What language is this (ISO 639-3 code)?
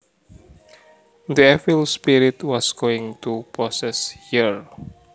jav